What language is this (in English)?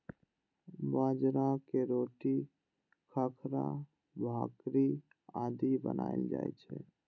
Maithili